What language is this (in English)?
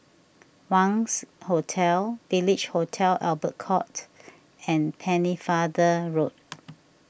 English